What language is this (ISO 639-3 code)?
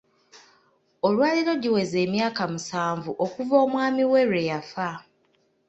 lug